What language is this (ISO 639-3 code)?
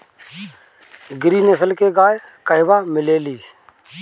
bho